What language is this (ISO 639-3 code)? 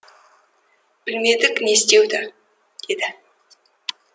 kaz